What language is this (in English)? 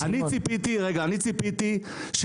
Hebrew